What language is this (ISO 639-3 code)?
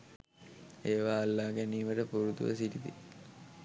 sin